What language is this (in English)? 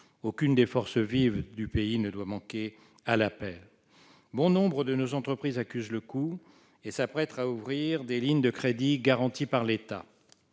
French